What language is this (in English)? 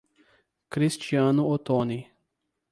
Portuguese